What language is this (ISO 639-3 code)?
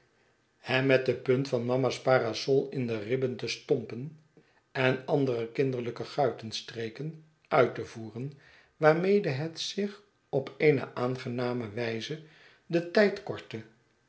nld